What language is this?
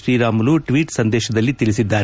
Kannada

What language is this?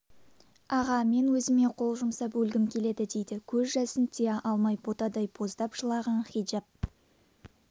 Kazakh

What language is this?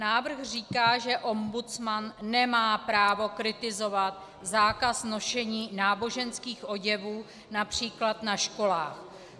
Czech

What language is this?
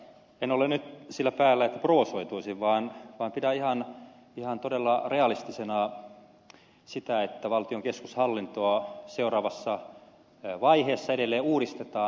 Finnish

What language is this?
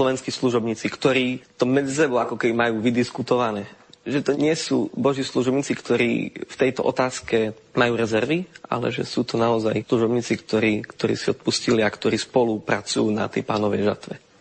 Slovak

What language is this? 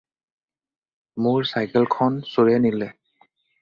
Assamese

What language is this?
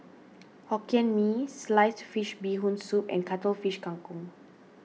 English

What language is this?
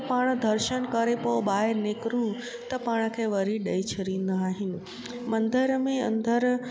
Sindhi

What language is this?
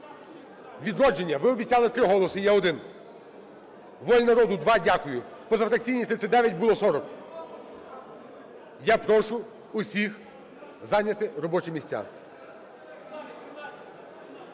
Ukrainian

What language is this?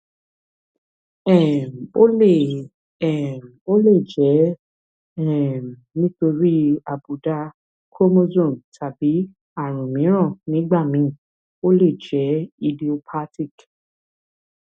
Yoruba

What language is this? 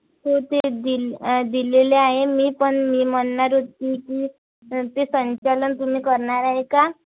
Marathi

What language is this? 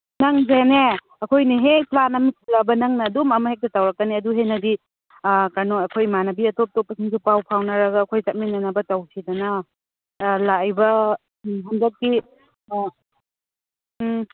Manipuri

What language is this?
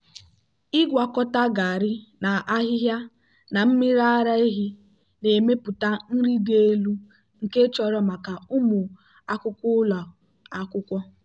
Igbo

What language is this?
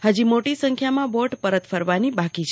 Gujarati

